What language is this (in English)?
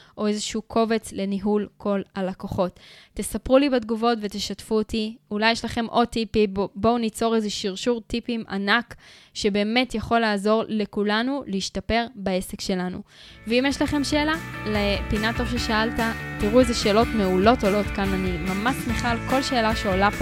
Hebrew